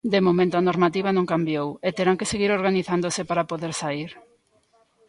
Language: Galician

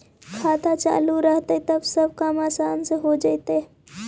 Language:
Magahi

